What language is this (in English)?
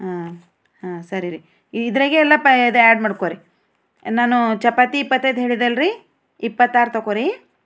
Kannada